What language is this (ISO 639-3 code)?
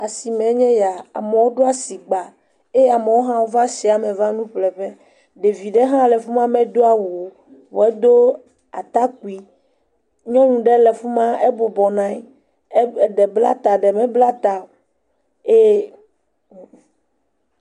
ewe